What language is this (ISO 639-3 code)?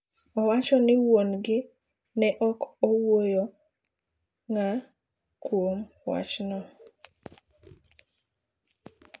luo